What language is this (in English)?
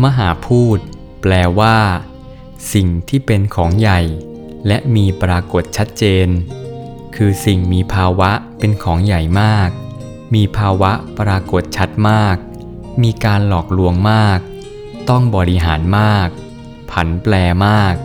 Thai